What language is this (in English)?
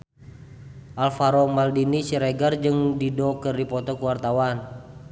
Sundanese